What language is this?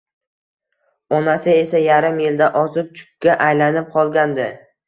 Uzbek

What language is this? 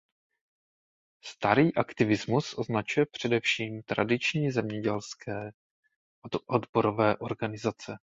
Czech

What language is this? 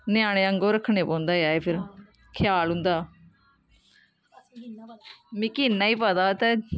Dogri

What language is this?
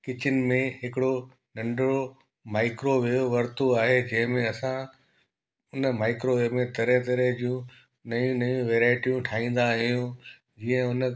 Sindhi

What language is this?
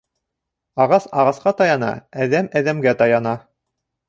Bashkir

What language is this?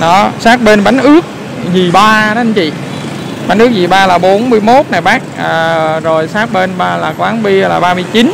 Vietnamese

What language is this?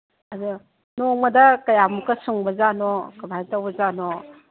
Manipuri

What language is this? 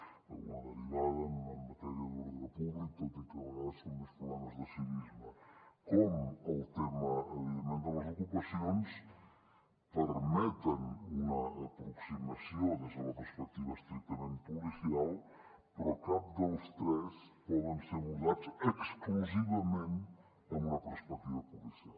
Catalan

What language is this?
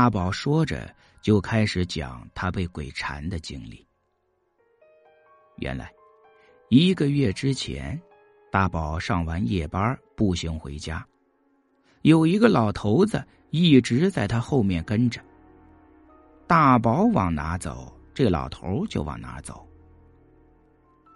Chinese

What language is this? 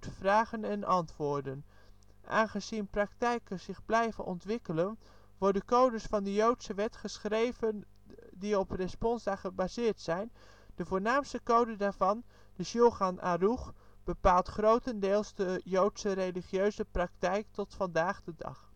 Dutch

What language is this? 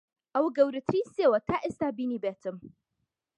Central Kurdish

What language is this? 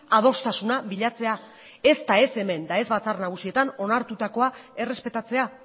Basque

